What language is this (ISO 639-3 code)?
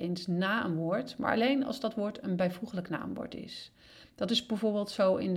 nld